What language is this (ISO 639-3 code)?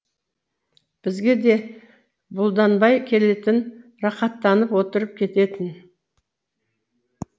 kaz